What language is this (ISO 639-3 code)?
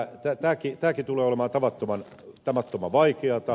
fin